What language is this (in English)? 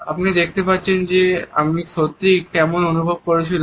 Bangla